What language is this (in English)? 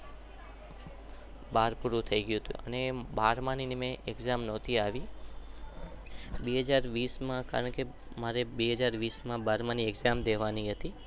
Gujarati